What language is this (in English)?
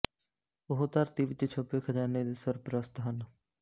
Punjabi